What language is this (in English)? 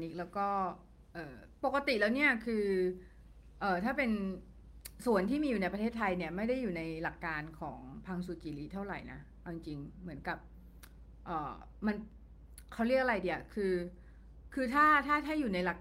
Thai